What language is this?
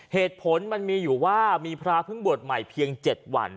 Thai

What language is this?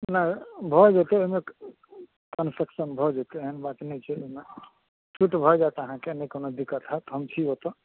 Maithili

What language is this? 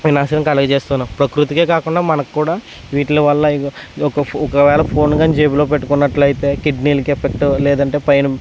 Telugu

